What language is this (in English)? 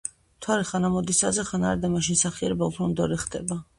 Georgian